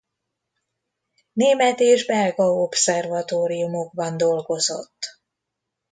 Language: Hungarian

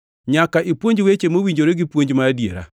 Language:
Luo (Kenya and Tanzania)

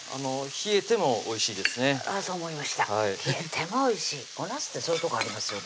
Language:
Japanese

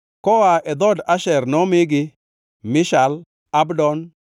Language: Luo (Kenya and Tanzania)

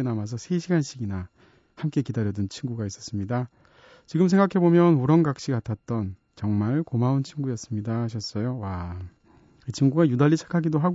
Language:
Korean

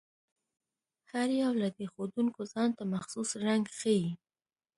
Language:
Pashto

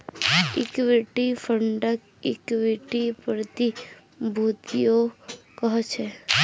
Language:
Magahi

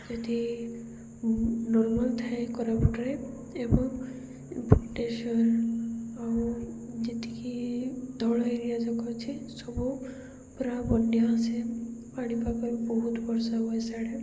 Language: Odia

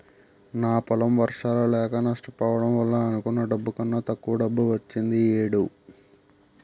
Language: Telugu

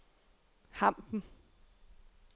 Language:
Danish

